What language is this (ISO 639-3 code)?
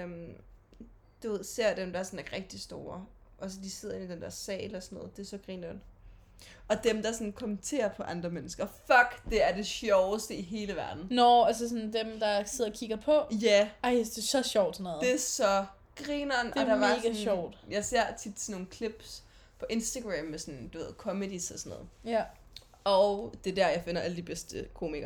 dan